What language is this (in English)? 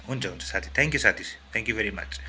Nepali